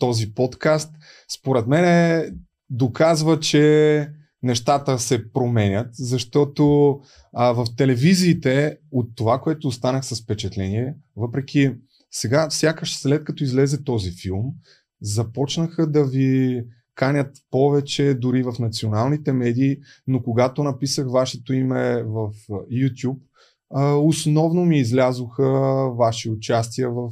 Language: Bulgarian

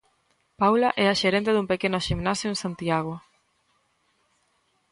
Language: Galician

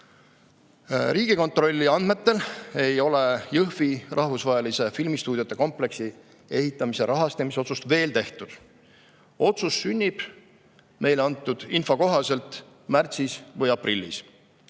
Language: Estonian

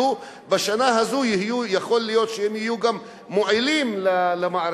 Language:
Hebrew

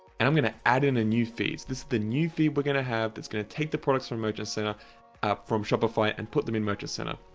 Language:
English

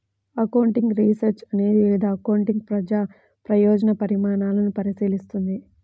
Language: Telugu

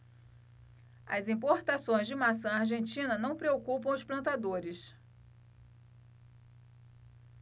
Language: Portuguese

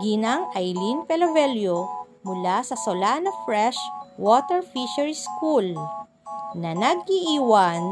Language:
Filipino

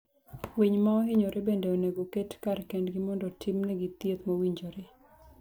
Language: Luo (Kenya and Tanzania)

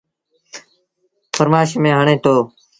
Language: Sindhi Bhil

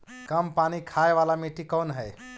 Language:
Magahi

